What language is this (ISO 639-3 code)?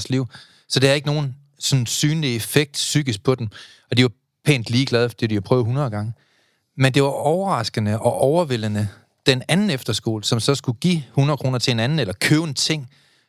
dan